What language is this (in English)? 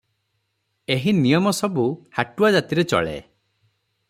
Odia